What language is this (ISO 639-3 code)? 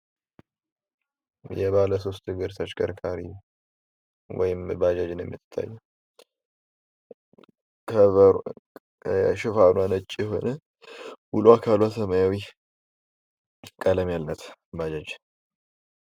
amh